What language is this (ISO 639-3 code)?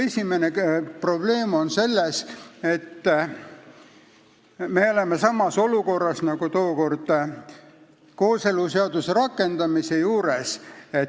est